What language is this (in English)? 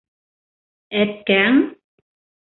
Bashkir